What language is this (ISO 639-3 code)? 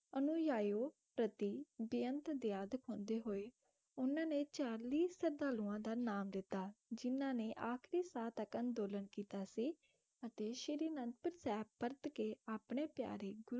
pan